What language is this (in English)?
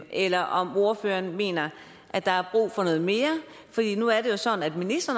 Danish